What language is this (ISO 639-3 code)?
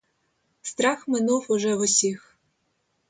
ukr